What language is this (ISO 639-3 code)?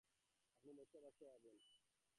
ben